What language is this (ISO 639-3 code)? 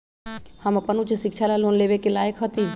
mag